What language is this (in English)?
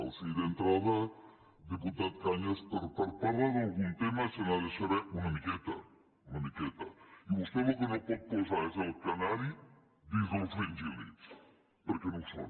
Catalan